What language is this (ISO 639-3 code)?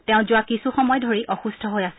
asm